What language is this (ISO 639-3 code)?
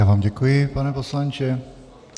ces